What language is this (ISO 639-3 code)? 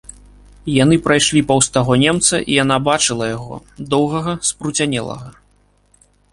bel